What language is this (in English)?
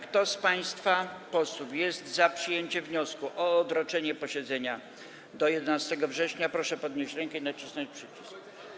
Polish